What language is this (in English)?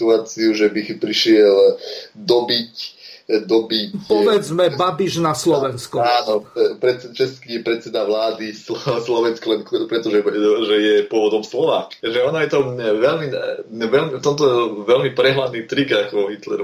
Slovak